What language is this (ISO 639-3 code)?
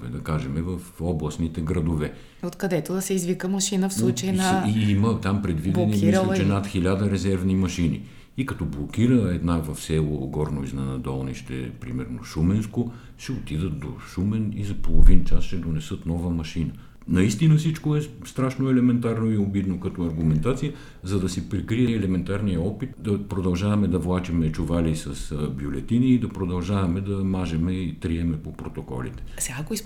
bul